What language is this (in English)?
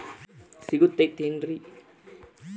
Kannada